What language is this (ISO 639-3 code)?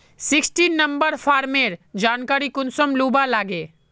mag